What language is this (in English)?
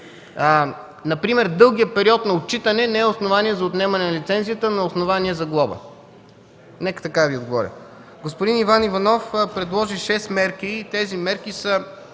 Bulgarian